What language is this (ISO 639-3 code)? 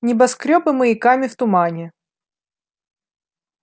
rus